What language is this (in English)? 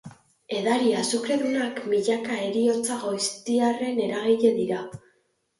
Basque